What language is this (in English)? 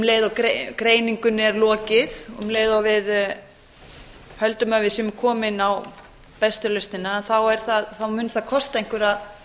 Icelandic